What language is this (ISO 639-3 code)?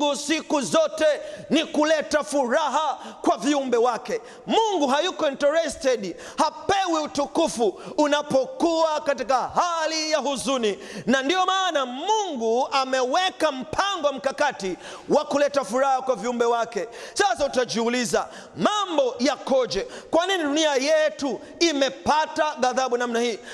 swa